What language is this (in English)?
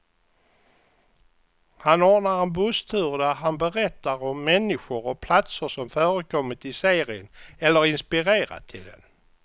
Swedish